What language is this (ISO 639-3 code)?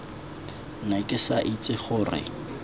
tsn